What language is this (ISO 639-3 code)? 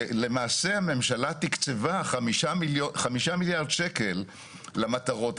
heb